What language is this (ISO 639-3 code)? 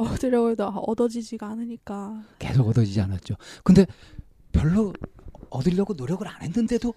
kor